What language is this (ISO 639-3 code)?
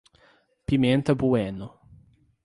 por